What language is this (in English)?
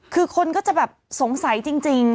Thai